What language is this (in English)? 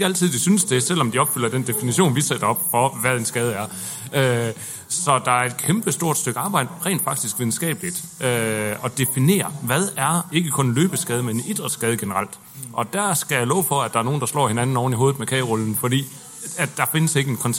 Danish